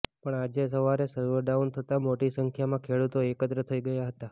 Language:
Gujarati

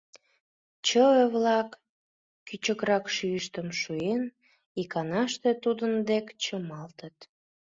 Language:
Mari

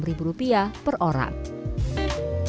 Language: Indonesian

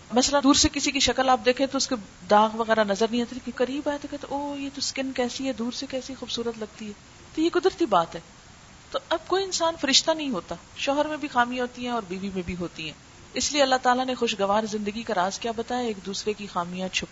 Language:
Urdu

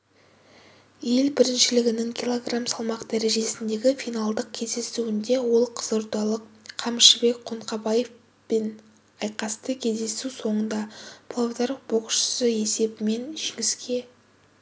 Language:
Kazakh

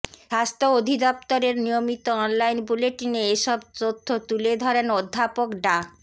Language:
Bangla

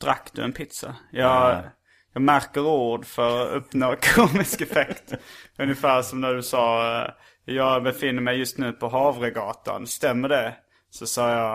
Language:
Swedish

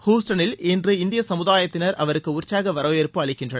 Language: Tamil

